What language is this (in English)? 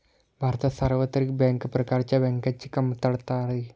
Marathi